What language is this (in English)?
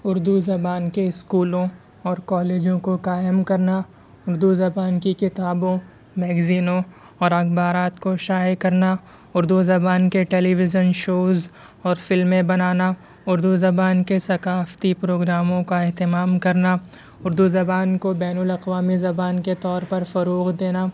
Urdu